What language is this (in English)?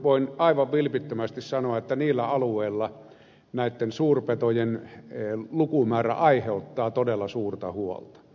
Finnish